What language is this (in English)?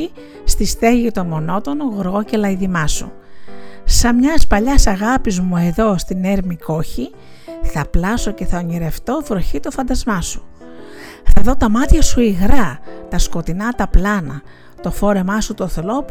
Greek